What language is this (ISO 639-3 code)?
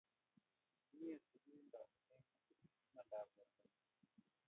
kln